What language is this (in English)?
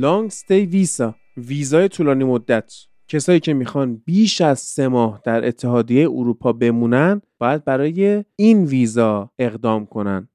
Persian